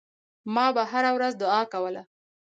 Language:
Pashto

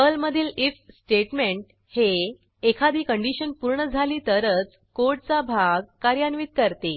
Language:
Marathi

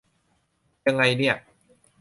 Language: Thai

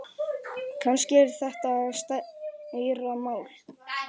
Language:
Icelandic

